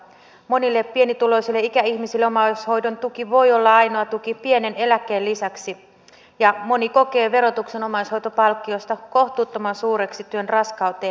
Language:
Finnish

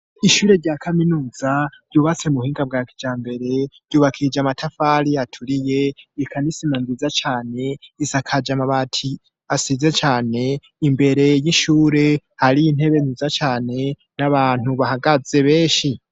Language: Rundi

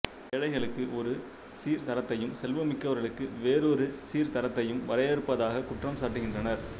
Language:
Tamil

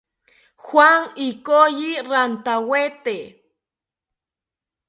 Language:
South Ucayali Ashéninka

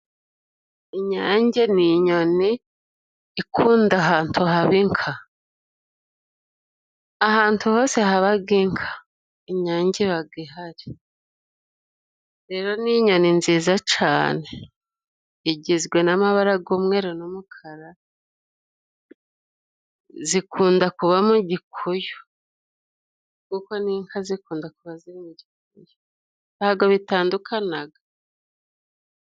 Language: Kinyarwanda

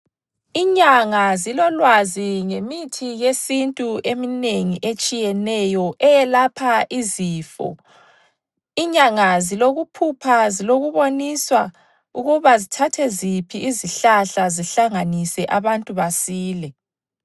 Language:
North Ndebele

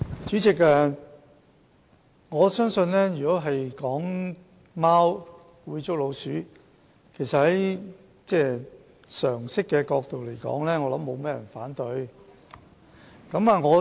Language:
Cantonese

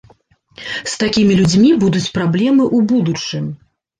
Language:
Belarusian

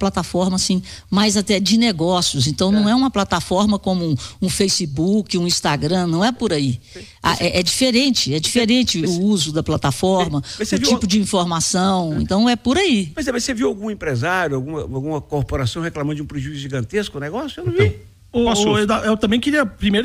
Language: Portuguese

